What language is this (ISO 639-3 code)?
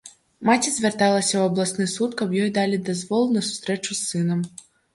bel